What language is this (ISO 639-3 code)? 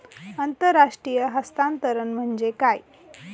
mar